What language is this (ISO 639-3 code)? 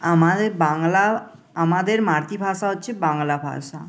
ben